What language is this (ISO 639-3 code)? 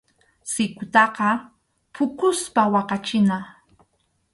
qxu